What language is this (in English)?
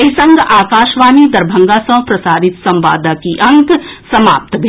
Maithili